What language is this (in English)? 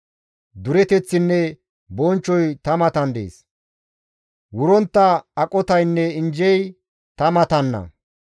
Gamo